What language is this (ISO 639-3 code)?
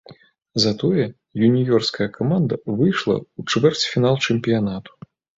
bel